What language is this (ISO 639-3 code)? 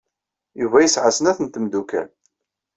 kab